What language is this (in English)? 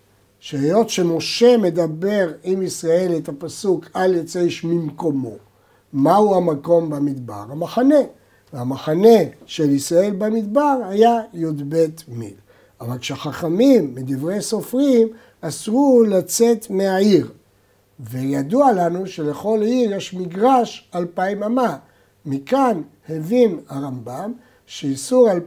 Hebrew